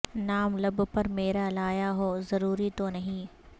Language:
Urdu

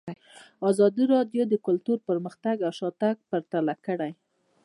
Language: Pashto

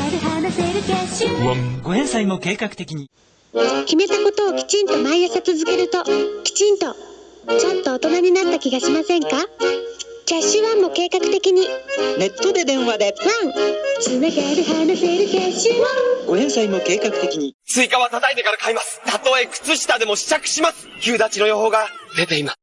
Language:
Japanese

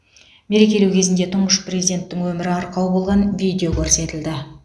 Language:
Kazakh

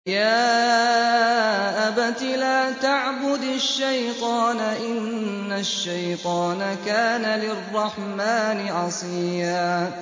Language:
Arabic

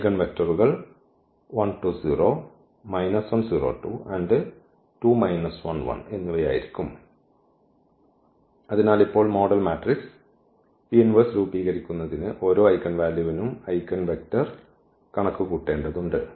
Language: Malayalam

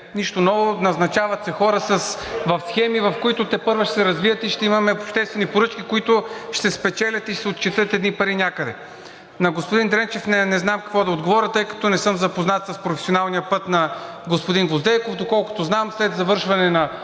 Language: Bulgarian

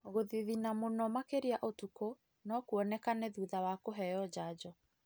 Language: Kikuyu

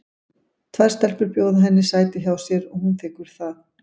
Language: Icelandic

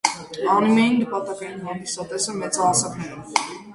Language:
Armenian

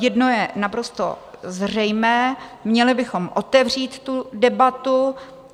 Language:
Czech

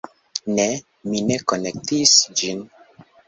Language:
Esperanto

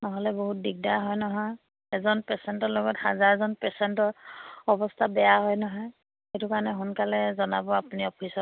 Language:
Assamese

